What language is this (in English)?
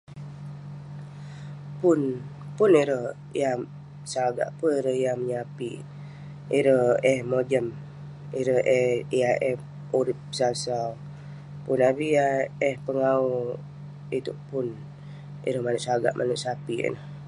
Western Penan